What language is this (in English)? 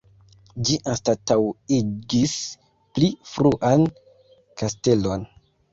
Esperanto